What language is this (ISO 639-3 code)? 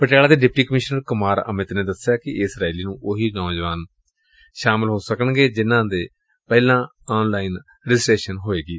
pan